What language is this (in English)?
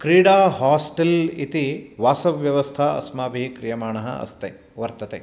Sanskrit